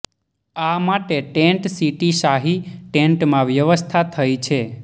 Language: Gujarati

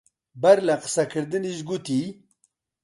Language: Central Kurdish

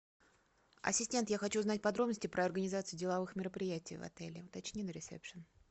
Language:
Russian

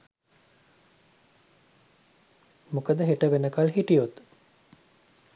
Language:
Sinhala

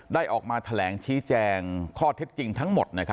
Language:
Thai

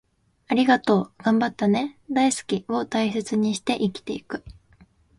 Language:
Japanese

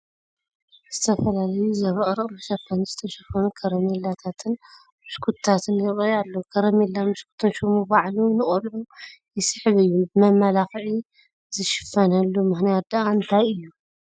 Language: Tigrinya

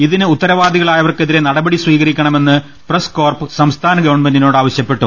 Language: Malayalam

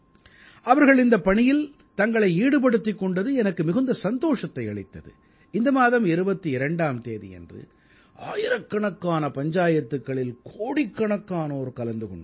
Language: Tamil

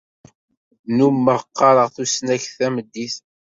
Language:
Kabyle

